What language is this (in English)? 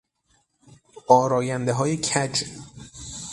Persian